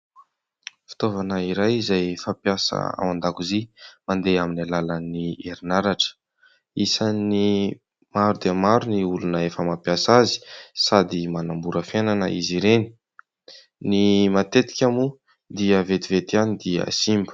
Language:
Malagasy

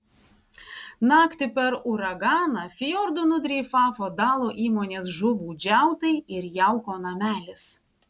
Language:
Lithuanian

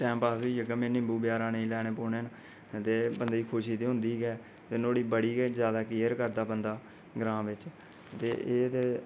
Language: Dogri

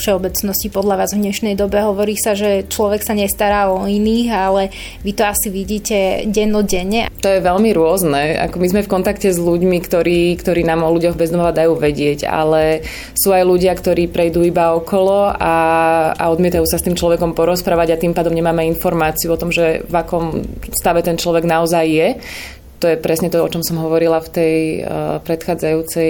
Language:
Slovak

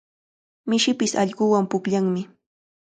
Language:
Cajatambo North Lima Quechua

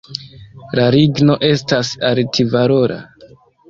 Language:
Esperanto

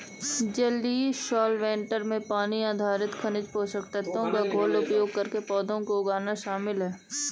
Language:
Hindi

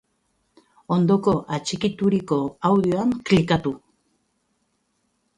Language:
Basque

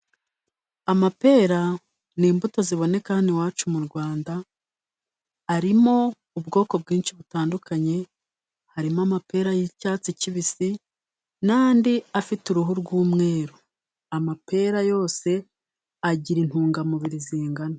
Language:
Kinyarwanda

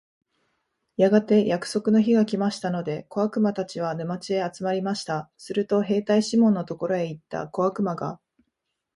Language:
Japanese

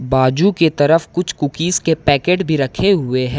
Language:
Hindi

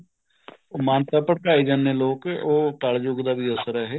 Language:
Punjabi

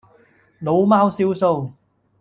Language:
Cantonese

